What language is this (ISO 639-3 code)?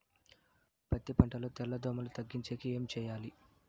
tel